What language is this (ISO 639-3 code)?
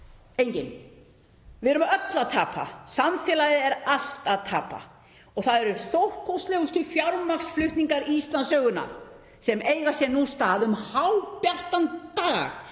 isl